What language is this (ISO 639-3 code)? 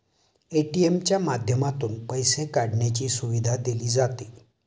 mar